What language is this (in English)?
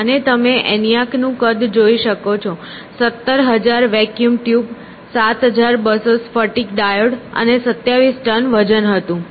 Gujarati